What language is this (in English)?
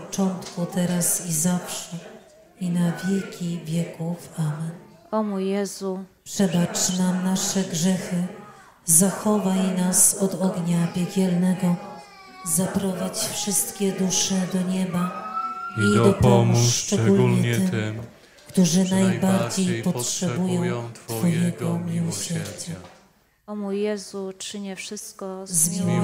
Polish